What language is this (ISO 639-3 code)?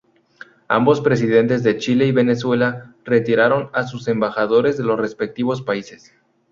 spa